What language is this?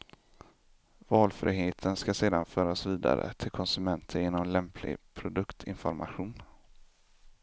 Swedish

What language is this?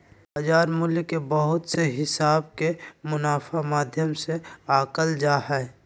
Magahi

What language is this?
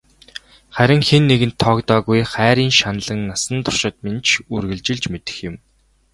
Mongolian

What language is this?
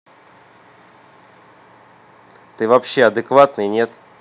Russian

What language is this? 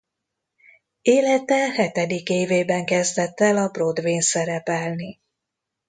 Hungarian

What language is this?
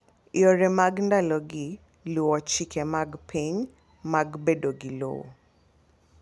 Luo (Kenya and Tanzania)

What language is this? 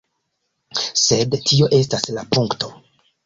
Esperanto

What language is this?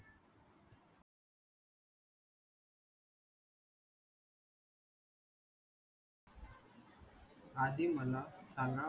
Marathi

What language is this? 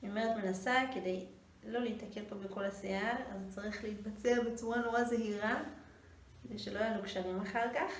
Hebrew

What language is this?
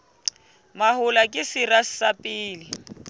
Southern Sotho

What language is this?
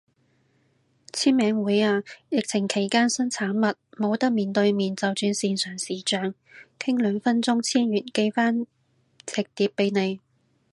Cantonese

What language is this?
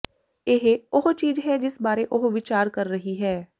Punjabi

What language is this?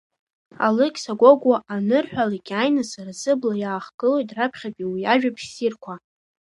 Abkhazian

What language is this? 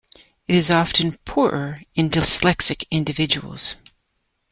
English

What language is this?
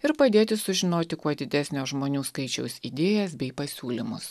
Lithuanian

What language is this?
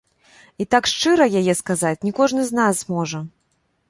Belarusian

